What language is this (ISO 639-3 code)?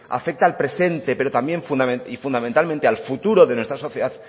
spa